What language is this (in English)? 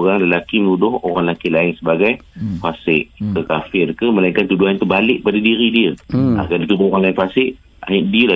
Malay